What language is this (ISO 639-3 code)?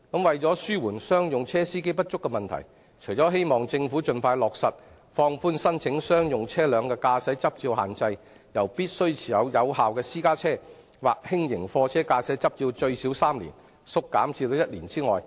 yue